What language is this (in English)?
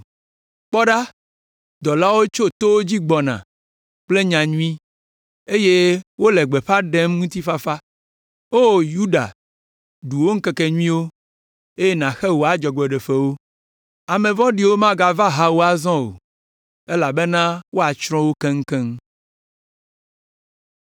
Ewe